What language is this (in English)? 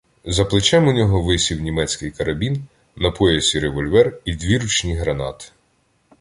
Ukrainian